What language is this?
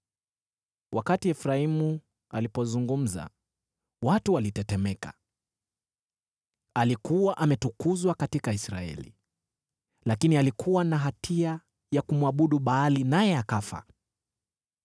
Swahili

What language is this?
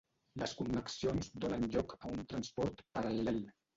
Catalan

